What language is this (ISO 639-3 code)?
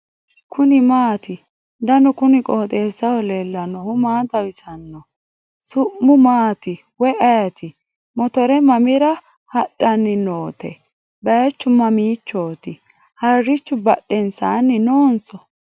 sid